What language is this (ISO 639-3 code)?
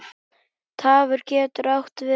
isl